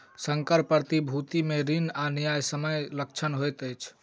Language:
Maithili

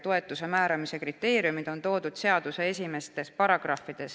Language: Estonian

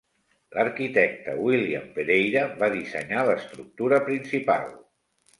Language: Catalan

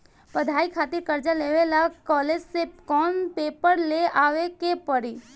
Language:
Bhojpuri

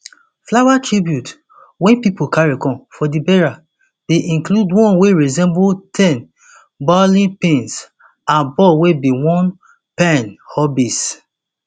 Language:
Nigerian Pidgin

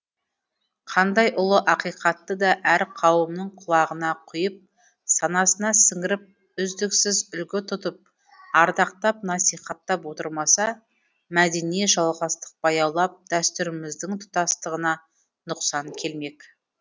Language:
Kazakh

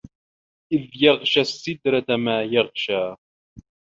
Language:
Arabic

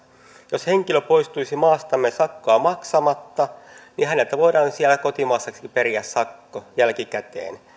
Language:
Finnish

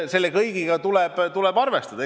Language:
Estonian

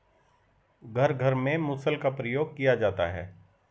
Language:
Hindi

